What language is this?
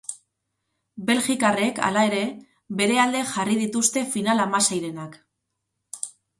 Basque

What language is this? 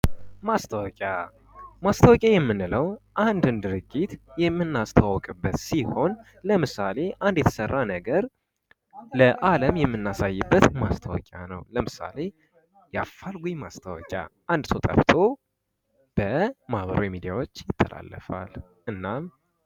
Amharic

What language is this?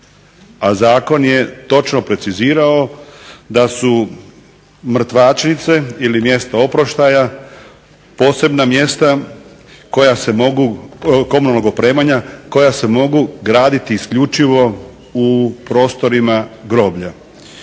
Croatian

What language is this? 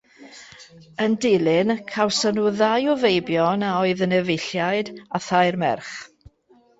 Welsh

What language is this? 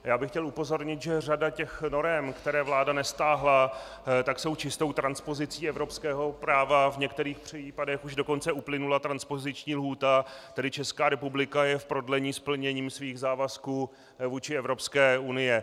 Czech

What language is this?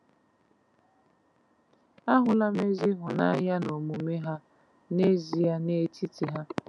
Igbo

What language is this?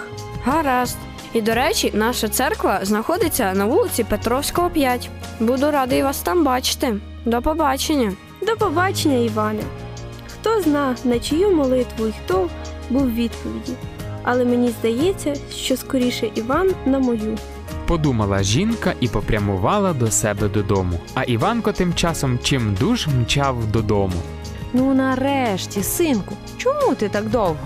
Ukrainian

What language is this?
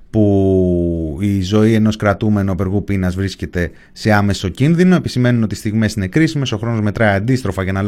Greek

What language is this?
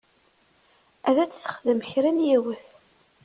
Kabyle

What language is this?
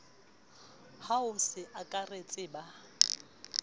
Southern Sotho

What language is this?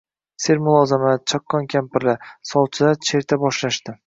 Uzbek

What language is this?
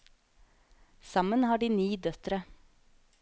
Norwegian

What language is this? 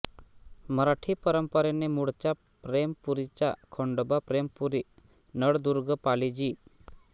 Marathi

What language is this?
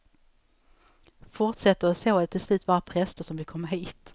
Swedish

